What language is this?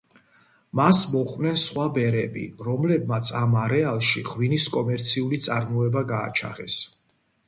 Georgian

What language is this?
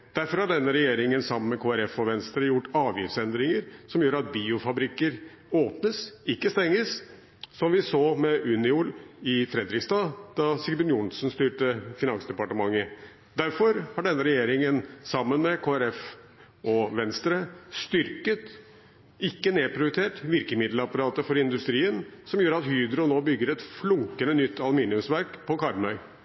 Norwegian Bokmål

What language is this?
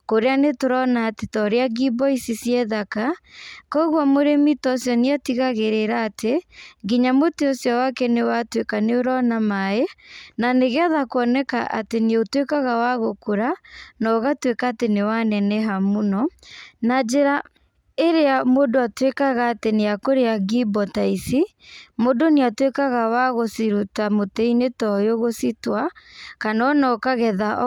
Kikuyu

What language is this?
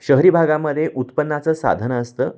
Marathi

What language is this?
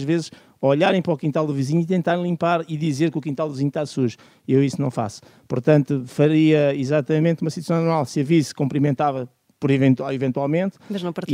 Portuguese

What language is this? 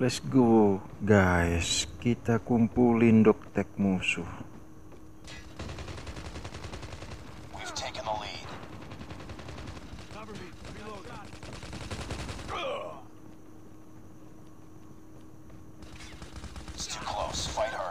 Indonesian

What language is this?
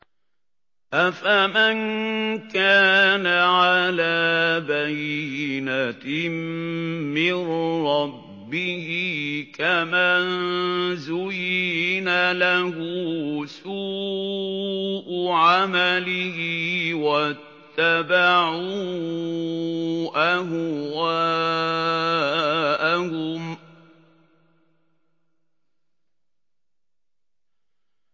Arabic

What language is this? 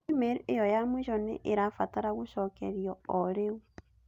Kikuyu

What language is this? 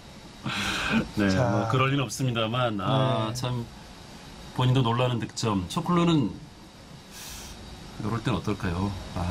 Korean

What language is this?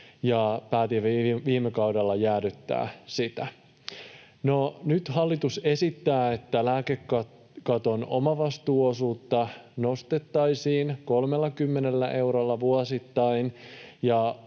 Finnish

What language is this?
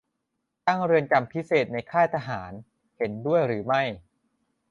Thai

